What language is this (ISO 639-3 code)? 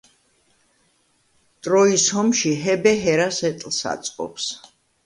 kat